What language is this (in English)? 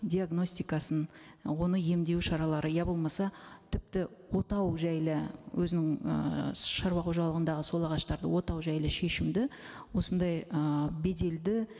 Kazakh